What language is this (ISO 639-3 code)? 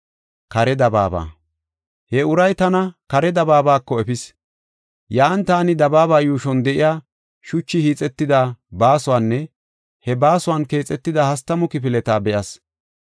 gof